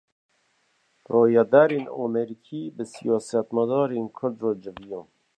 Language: Kurdish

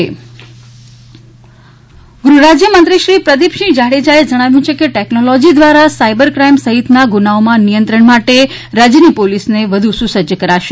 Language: Gujarati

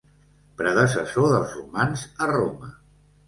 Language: Catalan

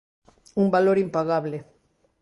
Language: Galician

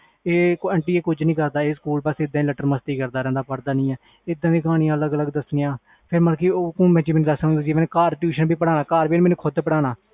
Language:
Punjabi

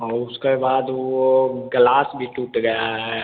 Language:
Hindi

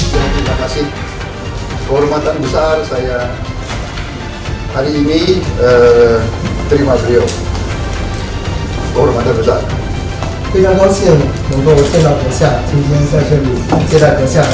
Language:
Indonesian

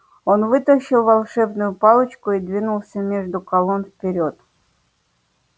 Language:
Russian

